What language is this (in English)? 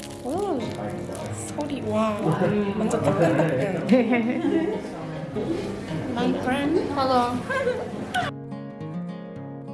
Korean